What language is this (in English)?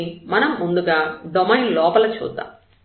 Telugu